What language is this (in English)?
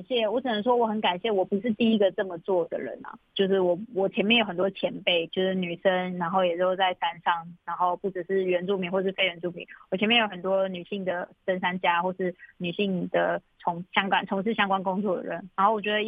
Chinese